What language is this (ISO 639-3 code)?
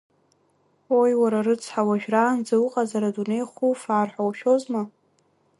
abk